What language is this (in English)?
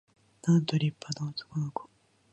Japanese